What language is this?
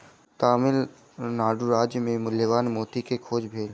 Maithili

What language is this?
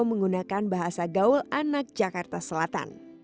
Indonesian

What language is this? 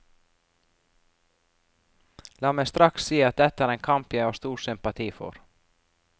Norwegian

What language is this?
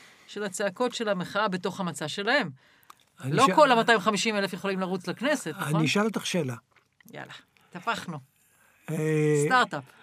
Hebrew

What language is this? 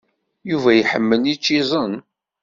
Kabyle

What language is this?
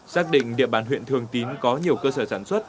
Vietnamese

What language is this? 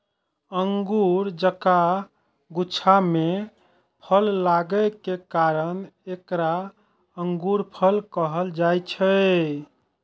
Maithili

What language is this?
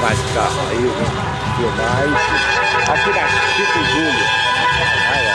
Portuguese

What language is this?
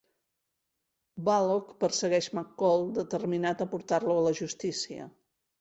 Catalan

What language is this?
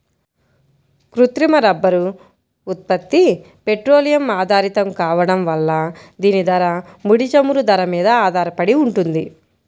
Telugu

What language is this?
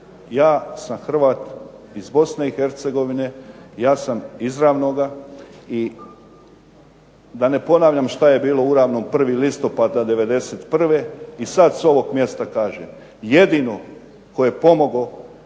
Croatian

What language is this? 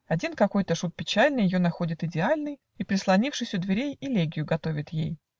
Russian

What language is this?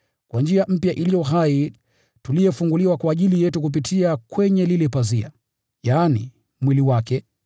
Swahili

